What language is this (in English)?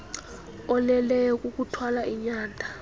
Xhosa